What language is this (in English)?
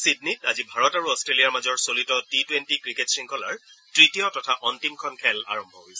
Assamese